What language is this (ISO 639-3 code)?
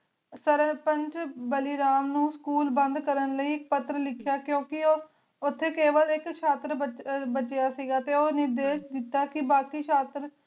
pan